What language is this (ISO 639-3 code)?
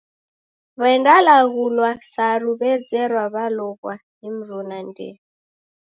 dav